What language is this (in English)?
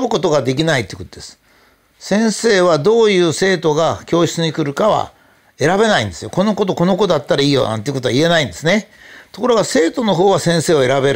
Japanese